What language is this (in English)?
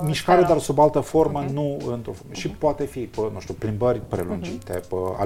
Romanian